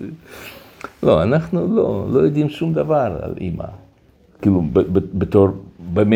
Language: Hebrew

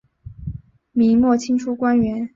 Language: Chinese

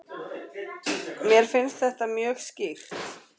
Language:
Icelandic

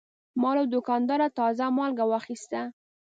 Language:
Pashto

